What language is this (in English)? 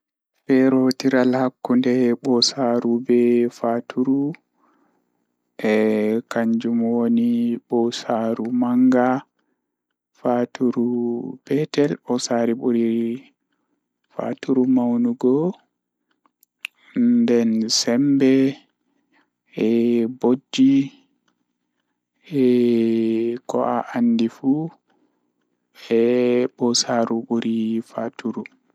Fula